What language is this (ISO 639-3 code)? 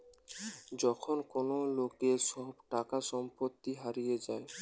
ben